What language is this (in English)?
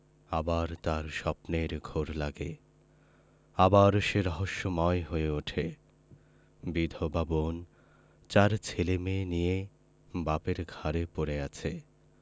Bangla